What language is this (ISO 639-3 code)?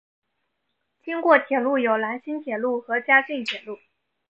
zho